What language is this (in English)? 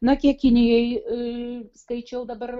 Lithuanian